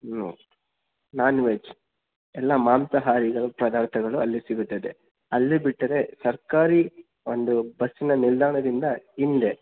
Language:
Kannada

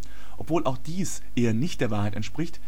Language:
German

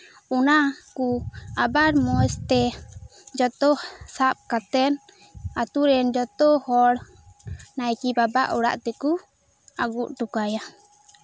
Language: Santali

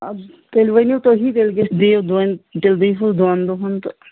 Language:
Kashmiri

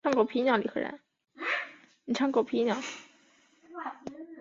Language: Chinese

